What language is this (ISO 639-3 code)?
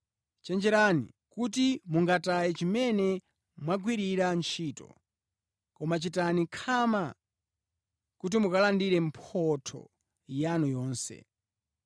nya